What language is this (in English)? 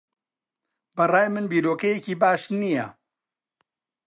Central Kurdish